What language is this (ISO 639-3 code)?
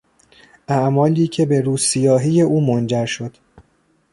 fas